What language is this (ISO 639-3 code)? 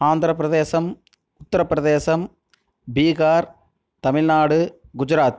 tam